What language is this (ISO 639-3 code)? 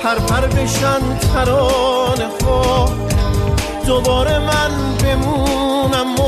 fas